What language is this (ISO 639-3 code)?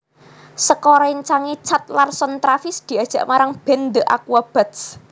jav